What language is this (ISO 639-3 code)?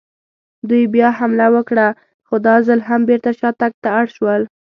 pus